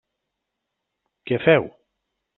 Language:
Catalan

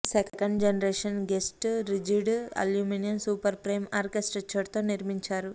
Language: Telugu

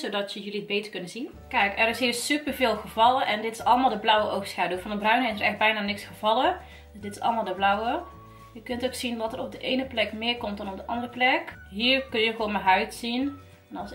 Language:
Dutch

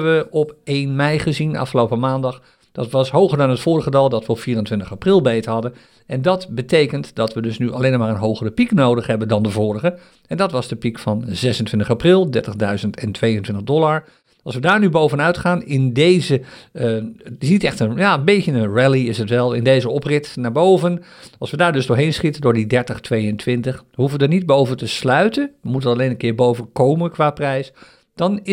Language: Dutch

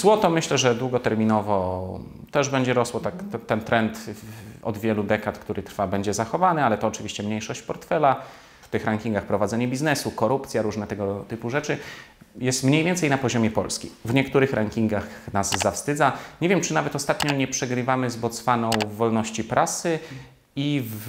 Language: Polish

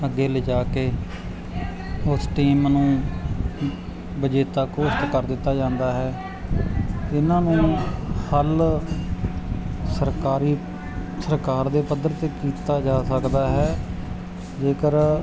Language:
Punjabi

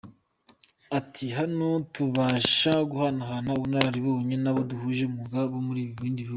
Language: Kinyarwanda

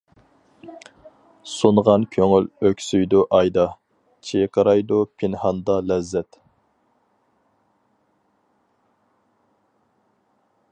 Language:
Uyghur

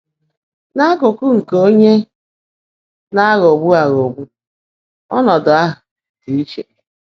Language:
Igbo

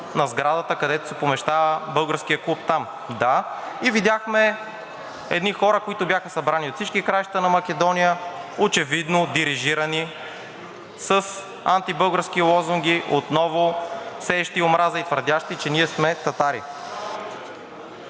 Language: Bulgarian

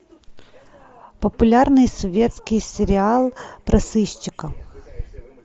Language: Russian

